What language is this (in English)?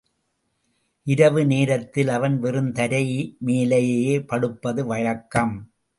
Tamil